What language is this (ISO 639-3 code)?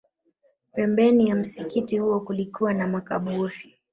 swa